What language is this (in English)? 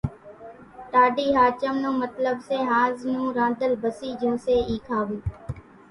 Kachi Koli